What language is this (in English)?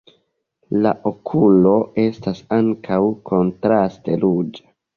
Esperanto